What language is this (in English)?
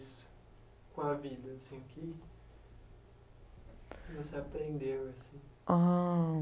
Portuguese